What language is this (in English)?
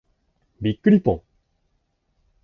Japanese